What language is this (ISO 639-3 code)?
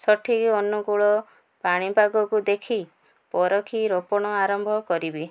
ori